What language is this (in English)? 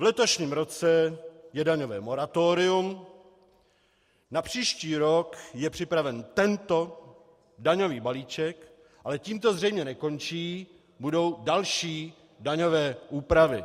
Czech